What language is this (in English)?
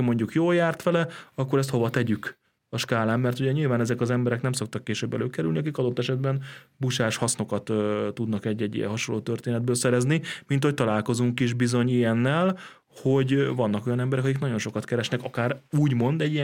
Hungarian